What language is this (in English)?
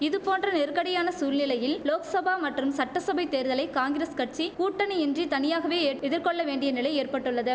Tamil